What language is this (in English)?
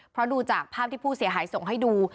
Thai